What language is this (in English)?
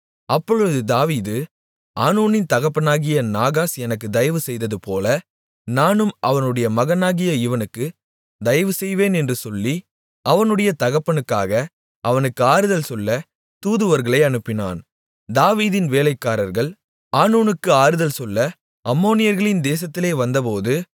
Tamil